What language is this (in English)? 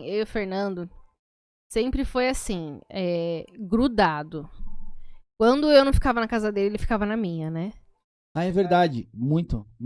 Portuguese